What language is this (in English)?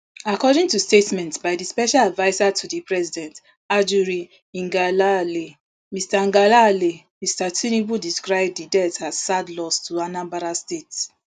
Nigerian Pidgin